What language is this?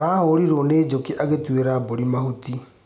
Kikuyu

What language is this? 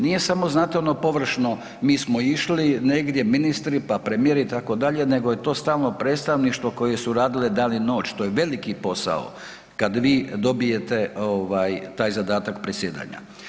Croatian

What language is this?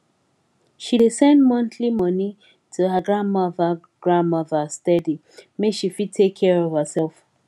Nigerian Pidgin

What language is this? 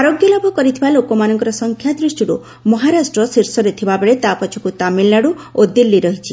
Odia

